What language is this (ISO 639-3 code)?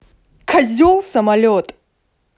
rus